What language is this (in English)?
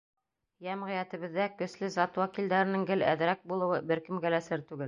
Bashkir